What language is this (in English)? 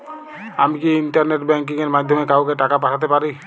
Bangla